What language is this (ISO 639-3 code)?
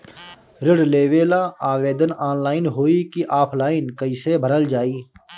bho